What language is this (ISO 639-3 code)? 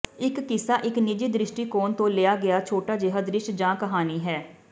pan